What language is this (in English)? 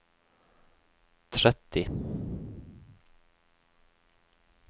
Norwegian